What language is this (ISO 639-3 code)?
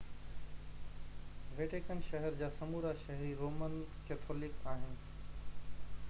snd